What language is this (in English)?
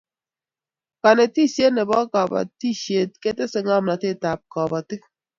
Kalenjin